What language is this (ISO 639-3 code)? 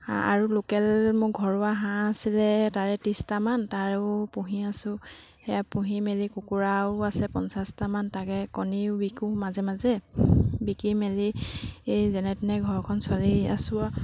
asm